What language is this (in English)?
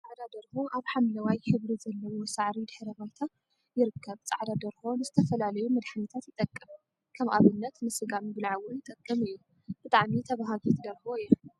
Tigrinya